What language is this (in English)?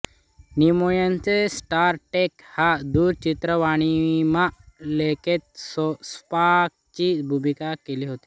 Marathi